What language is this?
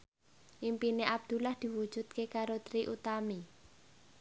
Javanese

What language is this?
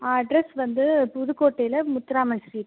Tamil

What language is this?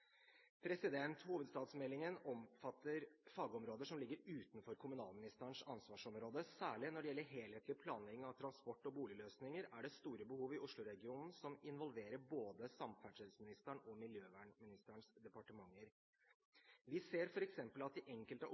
Norwegian Bokmål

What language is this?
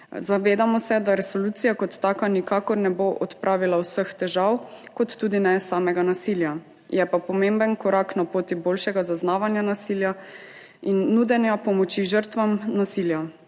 Slovenian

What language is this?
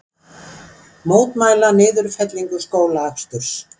Icelandic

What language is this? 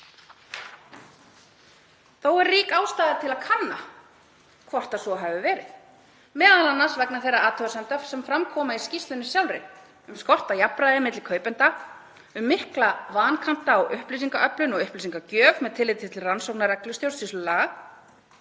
Icelandic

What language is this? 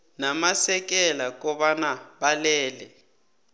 South Ndebele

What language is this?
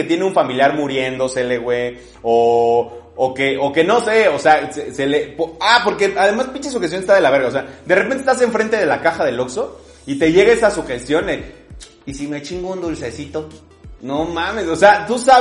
Spanish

